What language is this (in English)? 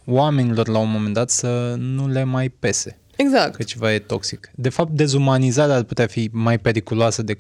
Romanian